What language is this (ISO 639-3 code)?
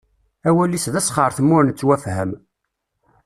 kab